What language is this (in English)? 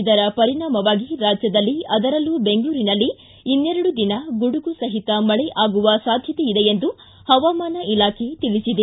Kannada